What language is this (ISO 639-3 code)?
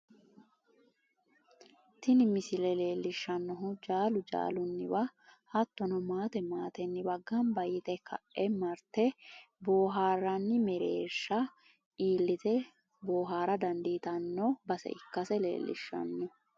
sid